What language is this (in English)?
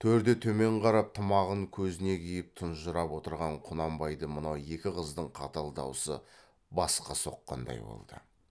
Kazakh